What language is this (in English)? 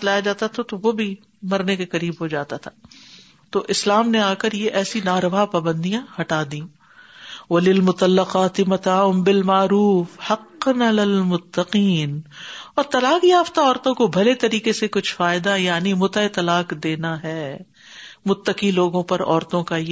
Urdu